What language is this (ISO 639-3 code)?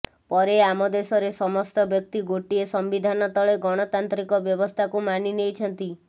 ori